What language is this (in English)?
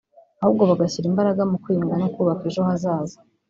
Kinyarwanda